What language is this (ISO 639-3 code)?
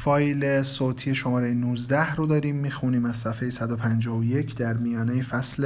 fas